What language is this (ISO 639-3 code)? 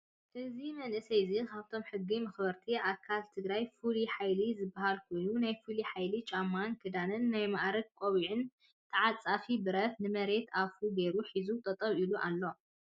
tir